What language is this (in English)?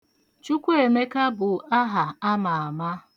Igbo